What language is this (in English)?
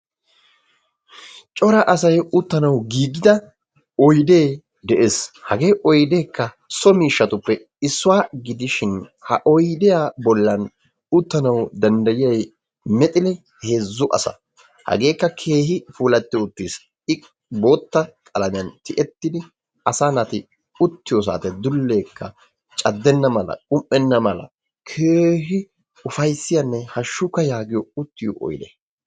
Wolaytta